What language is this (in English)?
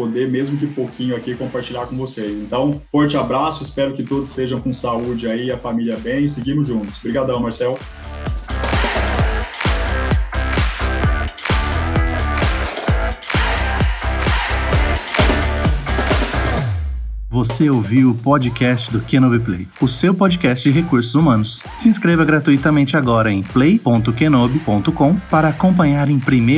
Portuguese